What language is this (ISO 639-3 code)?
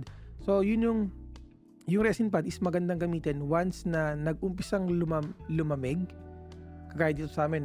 fil